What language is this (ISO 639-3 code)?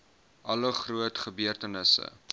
afr